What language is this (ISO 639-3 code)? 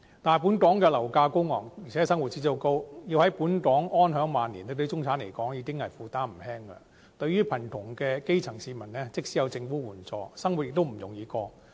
yue